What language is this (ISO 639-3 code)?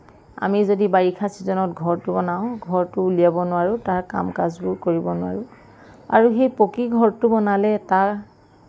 asm